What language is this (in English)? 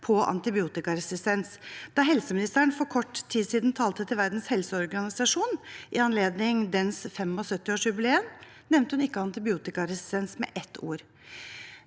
Norwegian